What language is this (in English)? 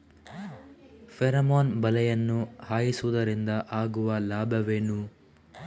Kannada